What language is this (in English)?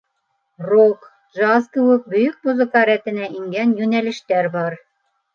Bashkir